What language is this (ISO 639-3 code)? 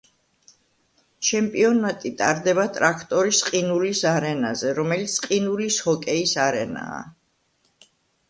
kat